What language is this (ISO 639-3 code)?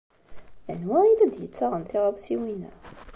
kab